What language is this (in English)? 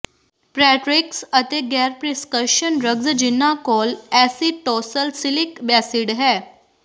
Punjabi